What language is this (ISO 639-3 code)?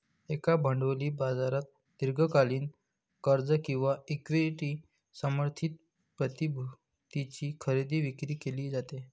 mar